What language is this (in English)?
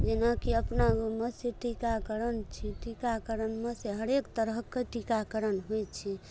Maithili